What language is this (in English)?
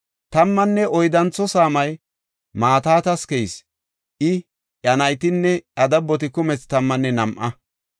Gofa